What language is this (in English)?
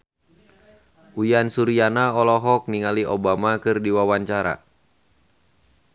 Sundanese